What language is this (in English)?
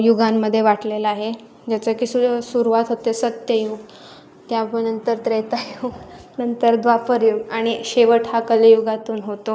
Marathi